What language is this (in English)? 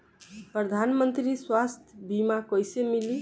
Bhojpuri